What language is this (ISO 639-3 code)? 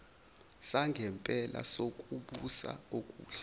zul